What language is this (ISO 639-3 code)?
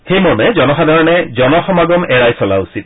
asm